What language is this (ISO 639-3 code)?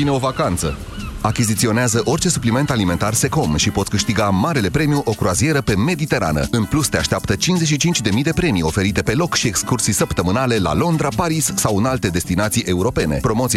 ron